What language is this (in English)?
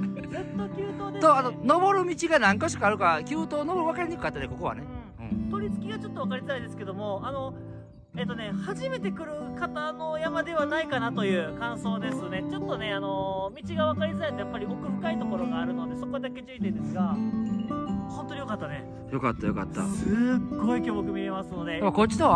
Japanese